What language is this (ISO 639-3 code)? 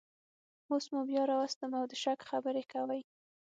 pus